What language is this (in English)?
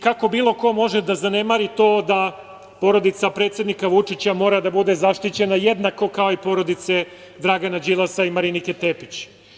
Serbian